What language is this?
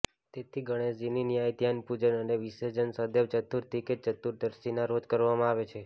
Gujarati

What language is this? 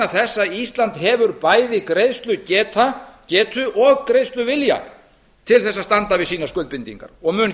Icelandic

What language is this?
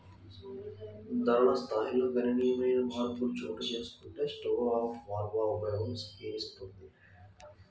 Telugu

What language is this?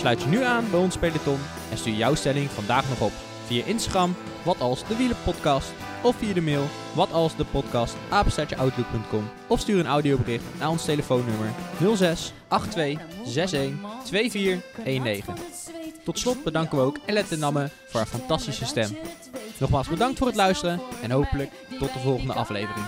Dutch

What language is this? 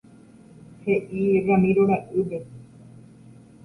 Guarani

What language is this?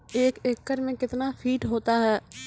Maithili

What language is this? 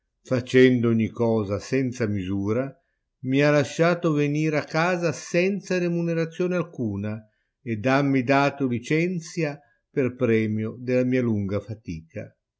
Italian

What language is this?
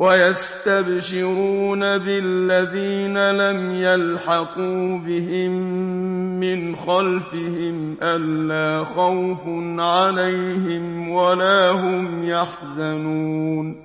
Arabic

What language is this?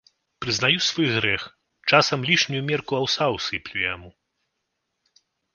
Belarusian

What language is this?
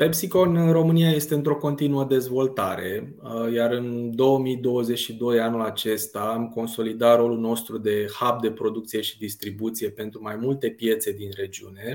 Romanian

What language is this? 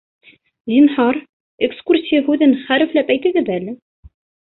Bashkir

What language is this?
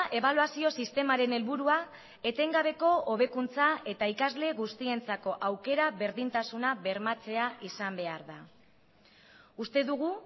Basque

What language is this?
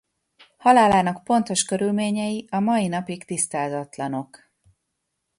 Hungarian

